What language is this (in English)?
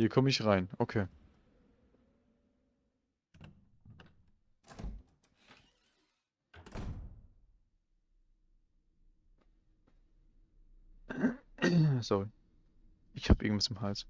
German